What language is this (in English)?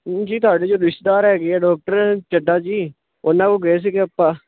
Punjabi